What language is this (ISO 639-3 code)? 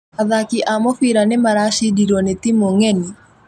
kik